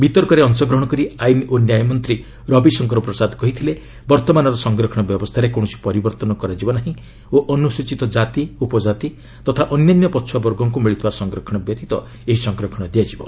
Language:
Odia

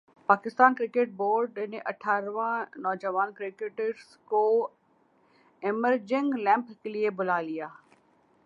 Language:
Urdu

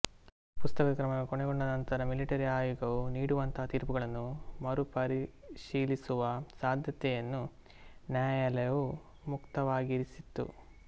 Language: Kannada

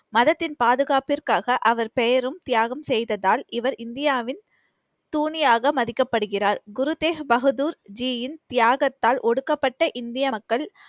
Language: Tamil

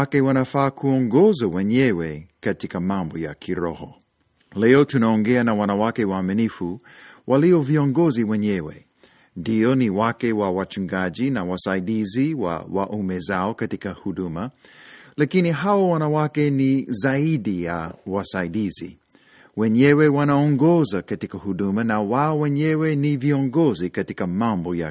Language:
Swahili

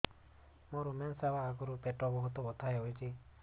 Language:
Odia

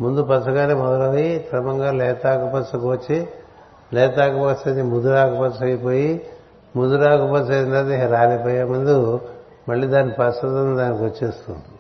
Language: Telugu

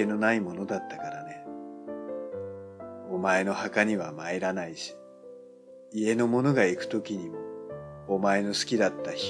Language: Japanese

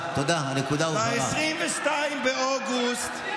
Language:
Hebrew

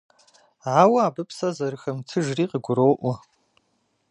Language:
Kabardian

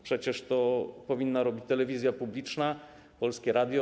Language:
Polish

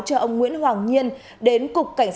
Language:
Vietnamese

